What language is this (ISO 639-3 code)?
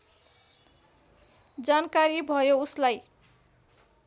nep